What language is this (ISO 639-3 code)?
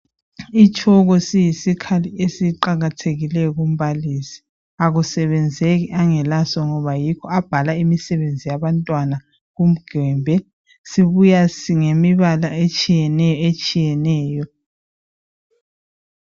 nde